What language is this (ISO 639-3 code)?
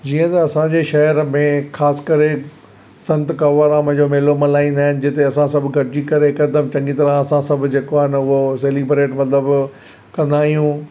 snd